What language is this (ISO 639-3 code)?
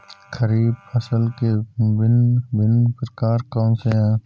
hin